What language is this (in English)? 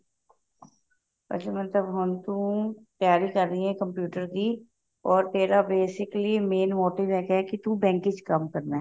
Punjabi